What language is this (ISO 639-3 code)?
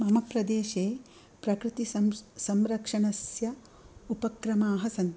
san